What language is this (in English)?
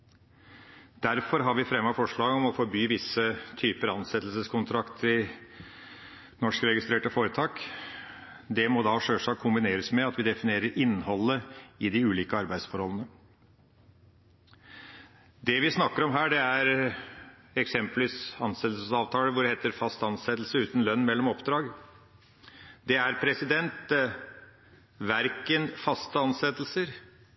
Norwegian Bokmål